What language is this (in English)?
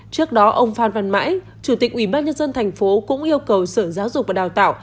Vietnamese